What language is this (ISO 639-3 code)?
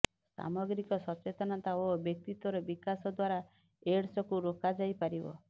ori